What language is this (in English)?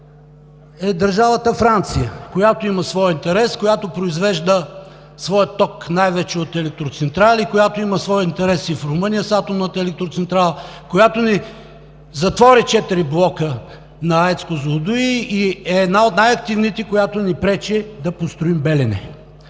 Bulgarian